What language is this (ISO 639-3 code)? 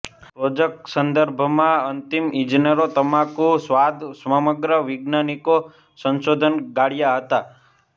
guj